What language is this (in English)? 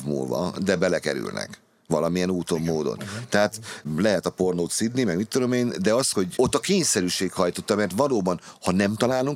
Hungarian